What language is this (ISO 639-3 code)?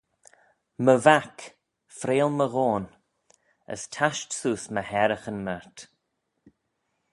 glv